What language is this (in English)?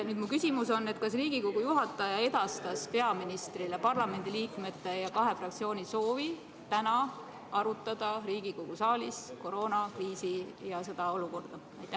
Estonian